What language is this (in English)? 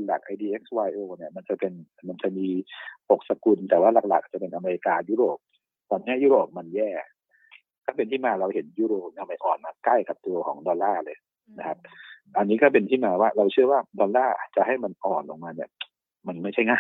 Thai